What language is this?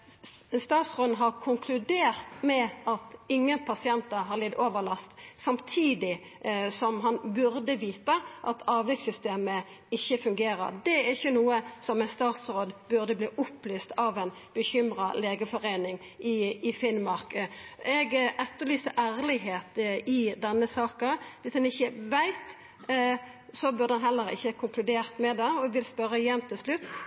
Norwegian Nynorsk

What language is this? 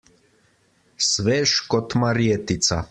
Slovenian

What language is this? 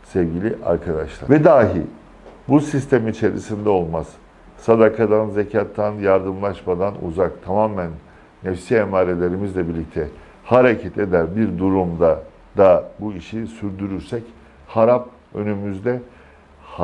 Turkish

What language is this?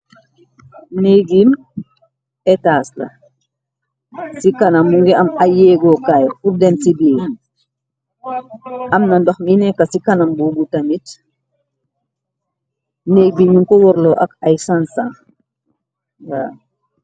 Wolof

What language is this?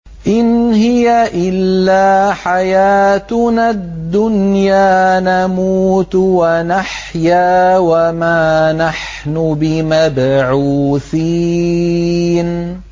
Arabic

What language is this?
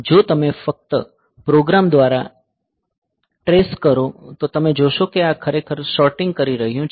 Gujarati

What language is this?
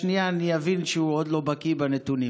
Hebrew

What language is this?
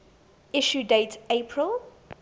English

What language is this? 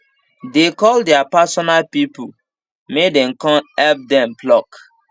Nigerian Pidgin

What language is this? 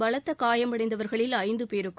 Tamil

